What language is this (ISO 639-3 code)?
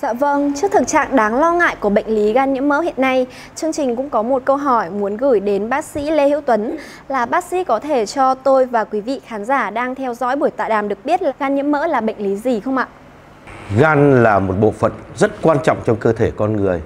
vie